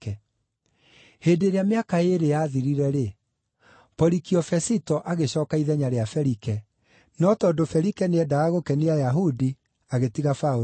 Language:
Kikuyu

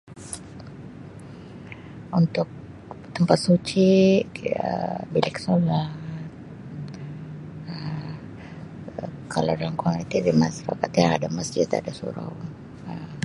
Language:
Sabah Malay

